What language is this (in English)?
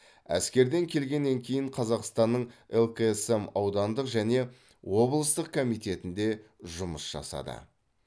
Kazakh